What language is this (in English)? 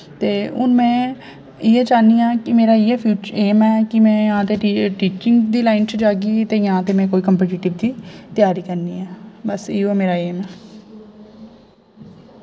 Dogri